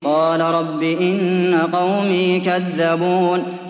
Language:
Arabic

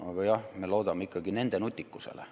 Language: Estonian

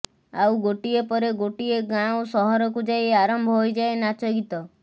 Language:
Odia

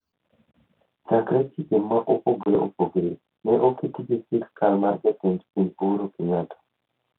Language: Luo (Kenya and Tanzania)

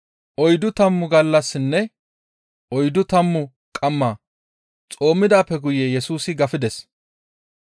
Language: Gamo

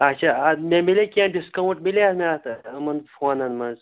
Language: Kashmiri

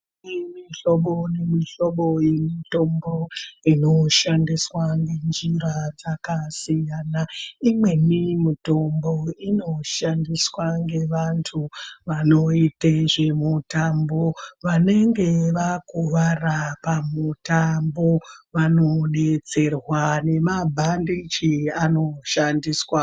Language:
Ndau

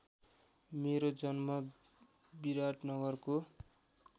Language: Nepali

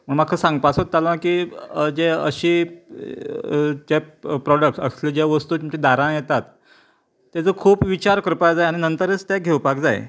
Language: Konkani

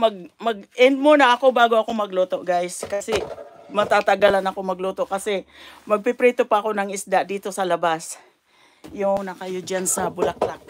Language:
Filipino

